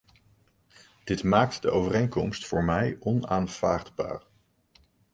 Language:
Dutch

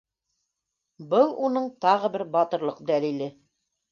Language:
Bashkir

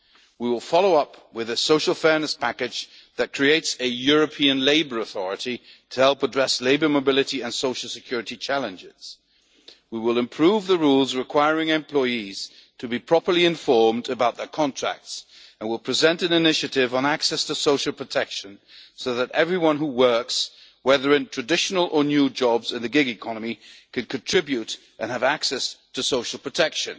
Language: English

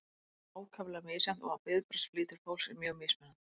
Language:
Icelandic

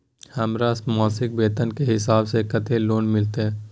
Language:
Maithili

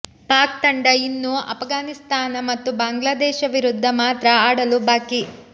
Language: Kannada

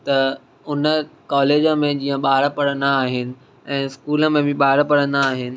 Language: Sindhi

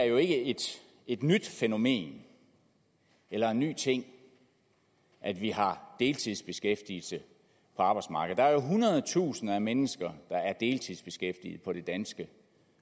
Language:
Danish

